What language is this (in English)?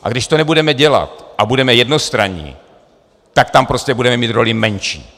Czech